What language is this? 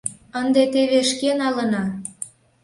Mari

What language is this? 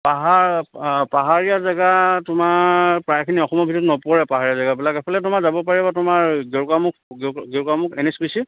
Assamese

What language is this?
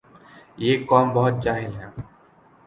Urdu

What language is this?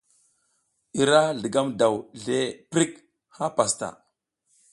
South Giziga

